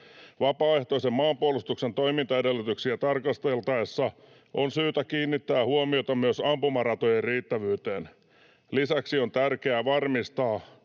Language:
Finnish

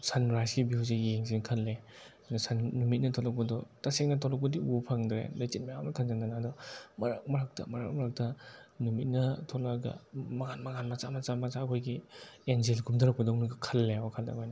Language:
Manipuri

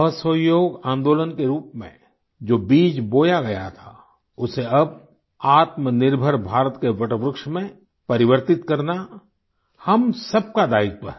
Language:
Hindi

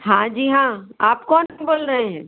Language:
Hindi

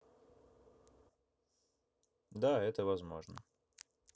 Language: Russian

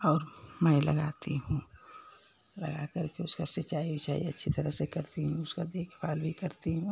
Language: Hindi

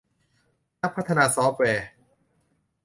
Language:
Thai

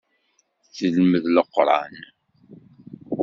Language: Kabyle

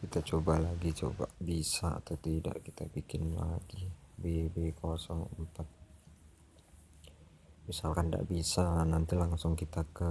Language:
Indonesian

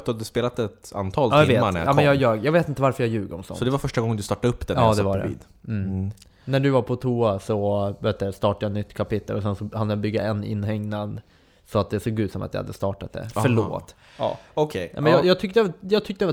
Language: Swedish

